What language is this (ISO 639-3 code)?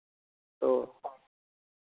sat